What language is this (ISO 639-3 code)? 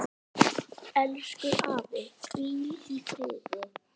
isl